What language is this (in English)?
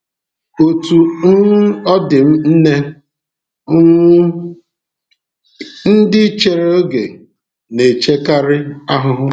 Igbo